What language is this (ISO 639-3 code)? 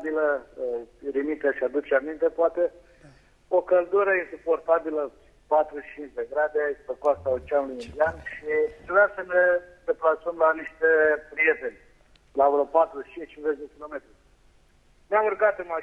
ron